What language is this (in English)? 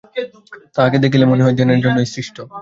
Bangla